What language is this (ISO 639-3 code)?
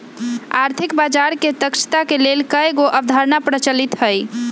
mag